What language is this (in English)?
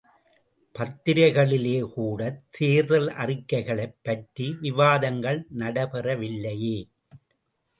Tamil